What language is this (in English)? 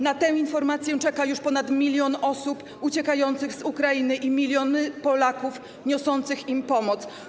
Polish